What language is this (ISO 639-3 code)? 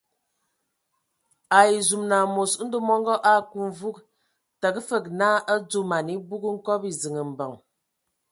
ewo